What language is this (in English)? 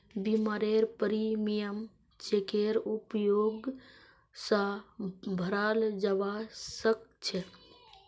Magahi